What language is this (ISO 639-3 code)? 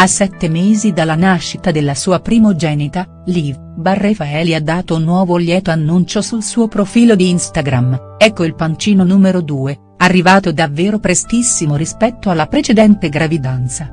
ita